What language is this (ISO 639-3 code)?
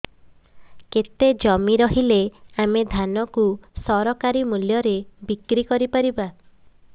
ori